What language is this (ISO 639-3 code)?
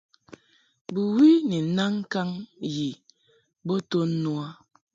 mhk